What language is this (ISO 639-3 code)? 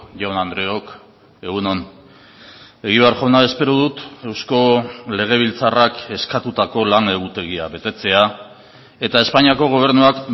eus